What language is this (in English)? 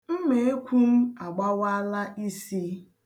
Igbo